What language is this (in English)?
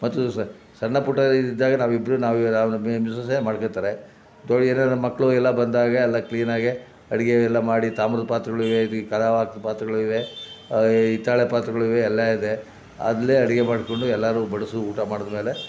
Kannada